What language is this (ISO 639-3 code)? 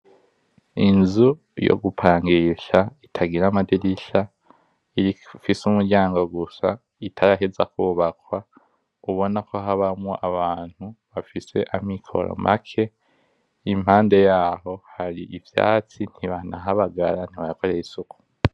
run